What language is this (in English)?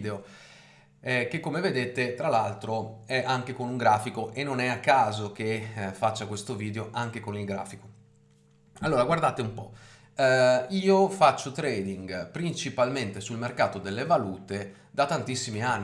Italian